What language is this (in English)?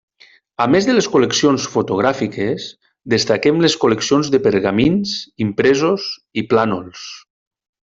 Catalan